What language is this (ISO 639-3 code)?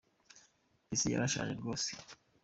kin